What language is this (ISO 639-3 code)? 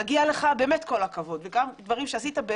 heb